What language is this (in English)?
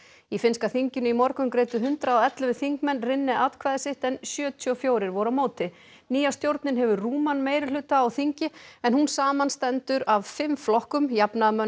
Icelandic